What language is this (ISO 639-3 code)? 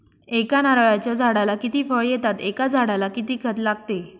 mar